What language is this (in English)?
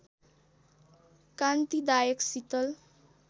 Nepali